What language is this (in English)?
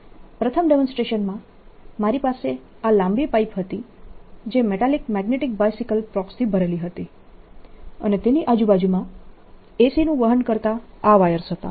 Gujarati